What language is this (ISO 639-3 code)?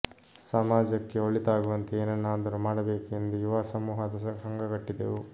kan